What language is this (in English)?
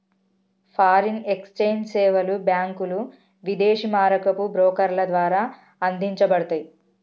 Telugu